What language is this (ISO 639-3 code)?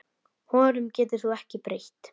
isl